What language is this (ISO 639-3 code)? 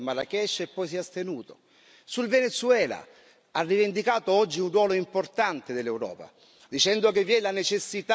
ita